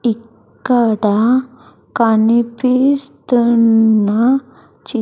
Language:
Telugu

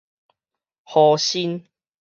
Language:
Min Nan Chinese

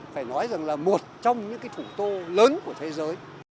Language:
Vietnamese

